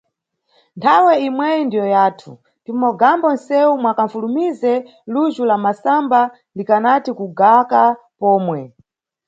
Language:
Nyungwe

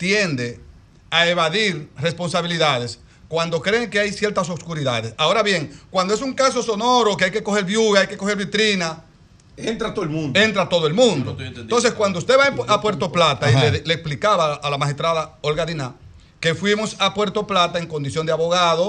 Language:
Spanish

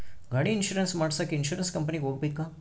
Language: Kannada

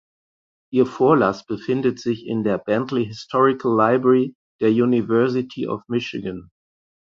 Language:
German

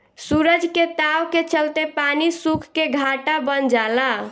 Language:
Bhojpuri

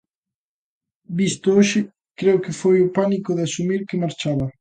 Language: Galician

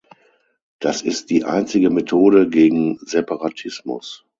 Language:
German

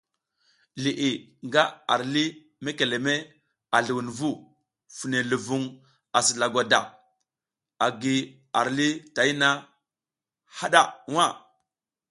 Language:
South Giziga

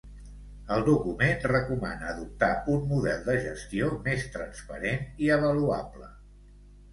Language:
Catalan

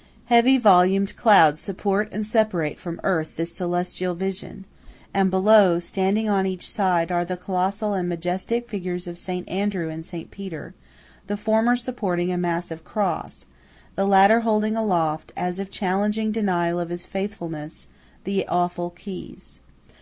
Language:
English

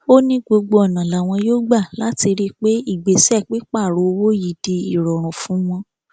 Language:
Yoruba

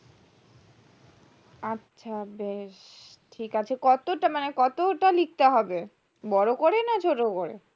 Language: Bangla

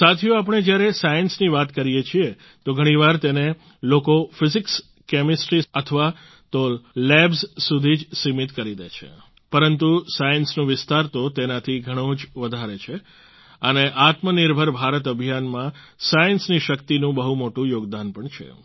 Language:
Gujarati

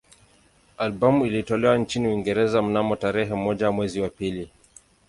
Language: Swahili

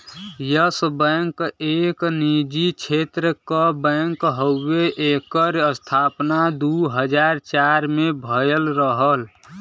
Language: Bhojpuri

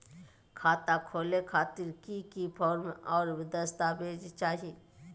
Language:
Magahi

